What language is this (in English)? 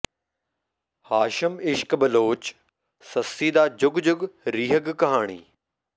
Punjabi